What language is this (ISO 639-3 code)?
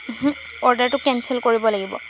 asm